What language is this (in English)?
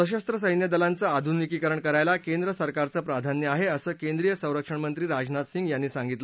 Marathi